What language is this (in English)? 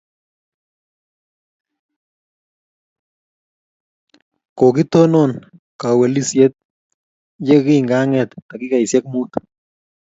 Kalenjin